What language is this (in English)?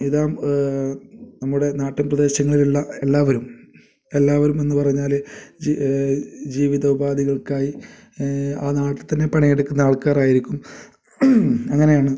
Malayalam